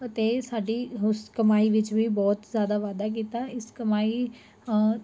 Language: Punjabi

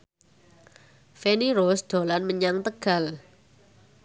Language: Javanese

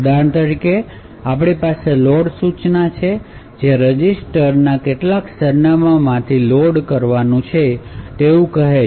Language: Gujarati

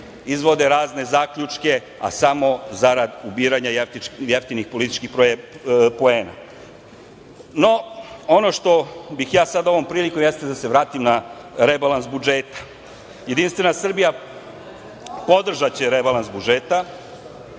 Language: Serbian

